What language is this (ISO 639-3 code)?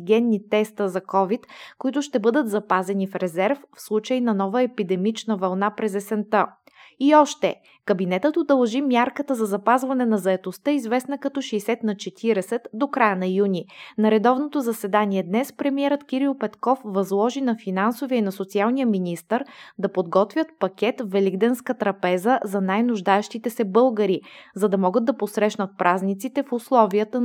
bul